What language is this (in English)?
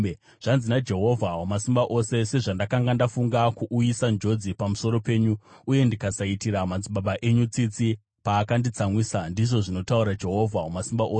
Shona